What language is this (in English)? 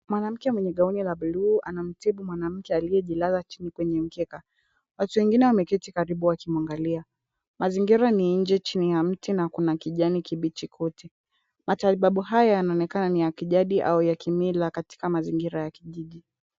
Swahili